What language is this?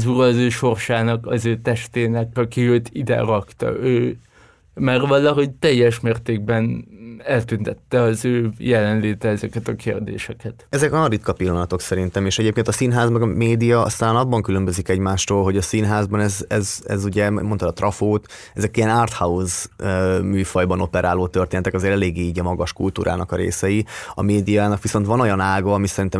Hungarian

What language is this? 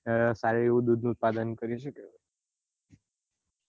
Gujarati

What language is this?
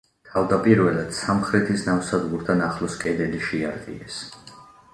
Georgian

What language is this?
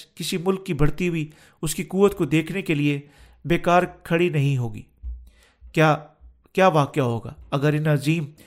Urdu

